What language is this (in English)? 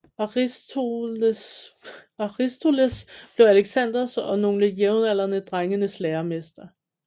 Danish